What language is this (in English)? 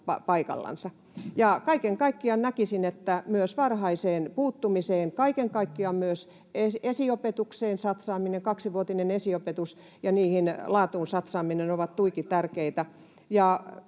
Finnish